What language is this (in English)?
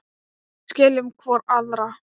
Icelandic